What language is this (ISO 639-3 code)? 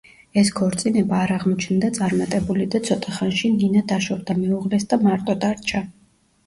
kat